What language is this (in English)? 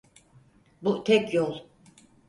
Turkish